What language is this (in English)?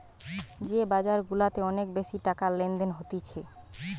Bangla